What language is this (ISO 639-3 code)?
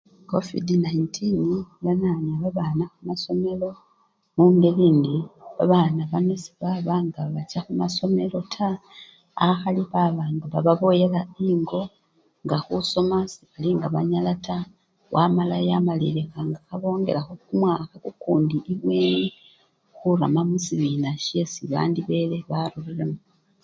luy